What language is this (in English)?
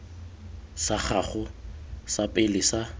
Tswana